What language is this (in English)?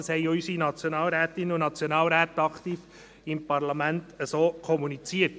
Swiss German